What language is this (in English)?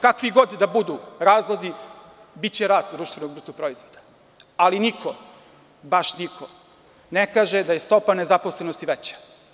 Serbian